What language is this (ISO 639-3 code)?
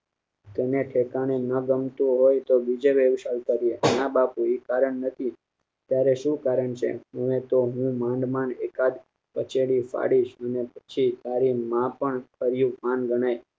guj